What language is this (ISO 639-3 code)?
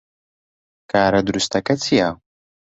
ckb